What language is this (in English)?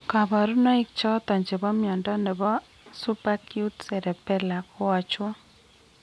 Kalenjin